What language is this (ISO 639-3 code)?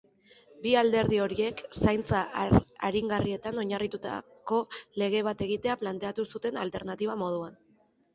eus